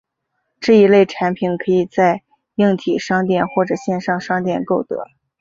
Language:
Chinese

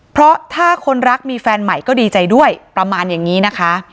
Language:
Thai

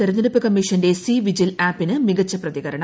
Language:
Malayalam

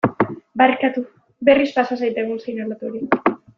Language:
Basque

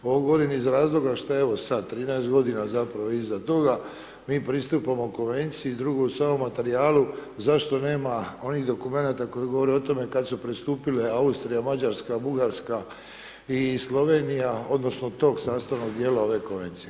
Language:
Croatian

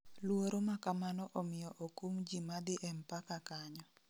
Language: Luo (Kenya and Tanzania)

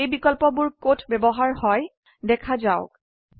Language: Assamese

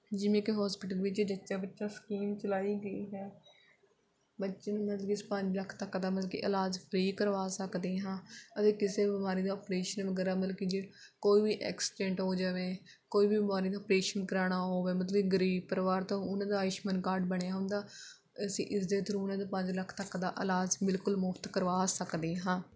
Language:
Punjabi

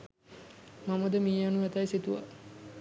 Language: Sinhala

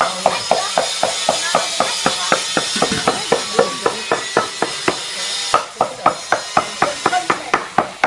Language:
Vietnamese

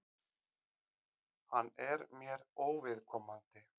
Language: Icelandic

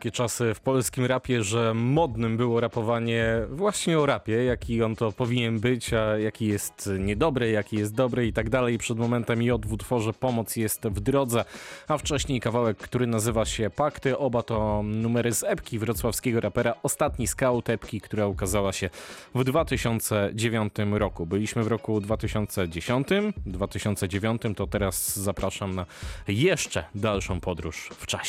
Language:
Polish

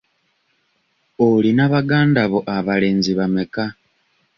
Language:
Ganda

